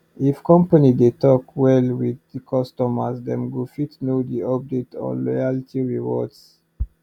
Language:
Nigerian Pidgin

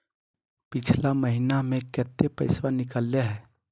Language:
Magahi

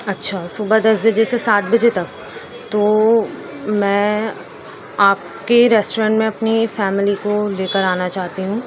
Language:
Urdu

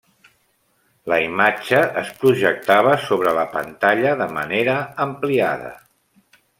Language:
Catalan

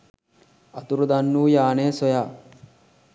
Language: Sinhala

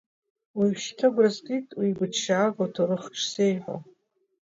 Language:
Abkhazian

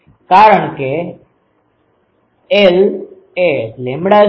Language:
Gujarati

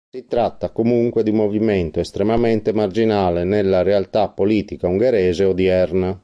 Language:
Italian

